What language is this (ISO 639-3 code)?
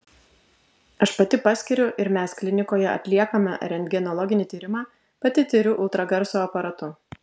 lit